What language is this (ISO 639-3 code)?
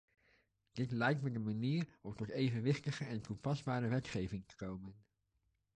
nld